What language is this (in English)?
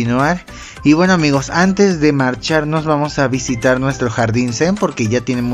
Spanish